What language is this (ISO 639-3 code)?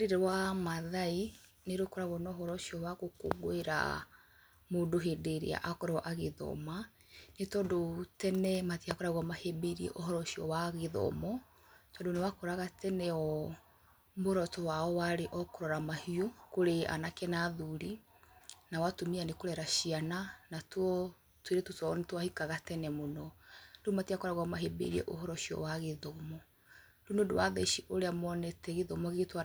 kik